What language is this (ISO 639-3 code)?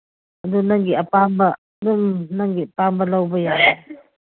mni